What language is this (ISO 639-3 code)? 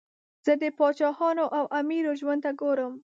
pus